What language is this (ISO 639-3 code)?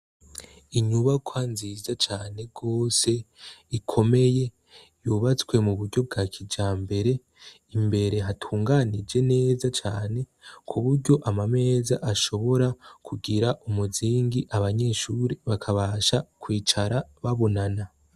run